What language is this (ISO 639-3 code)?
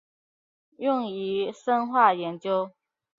zho